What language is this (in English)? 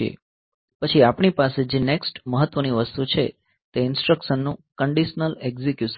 Gujarati